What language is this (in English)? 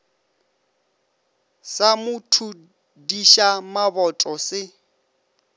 Northern Sotho